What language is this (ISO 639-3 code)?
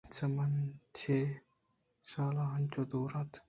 bgp